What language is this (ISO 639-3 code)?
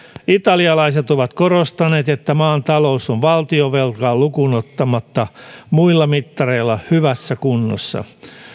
fin